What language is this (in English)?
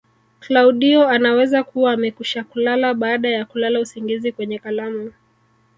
Swahili